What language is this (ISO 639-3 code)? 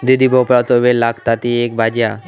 mar